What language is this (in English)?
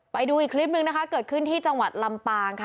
Thai